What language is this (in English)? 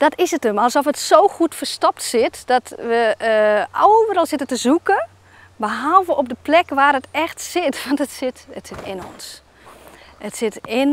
Dutch